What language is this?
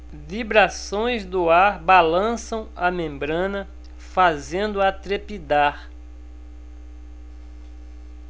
Portuguese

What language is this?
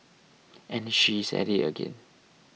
English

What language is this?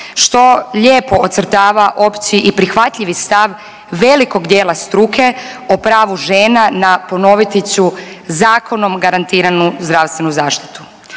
Croatian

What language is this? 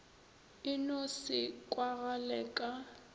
Northern Sotho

